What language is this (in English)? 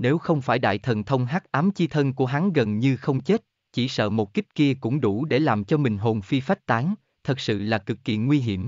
Vietnamese